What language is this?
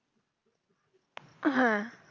Bangla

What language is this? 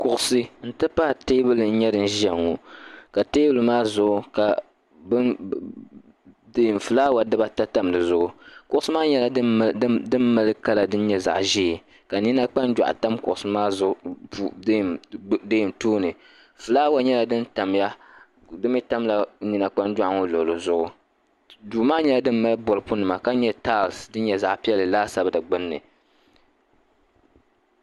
Dagbani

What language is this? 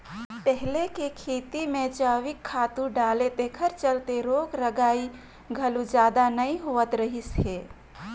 Chhattisgarhi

